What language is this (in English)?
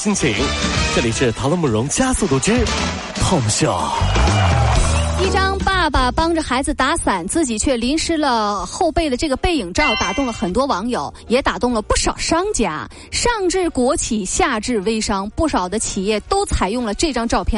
Chinese